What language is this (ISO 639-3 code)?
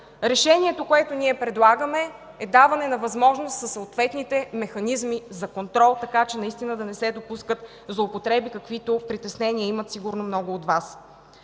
bul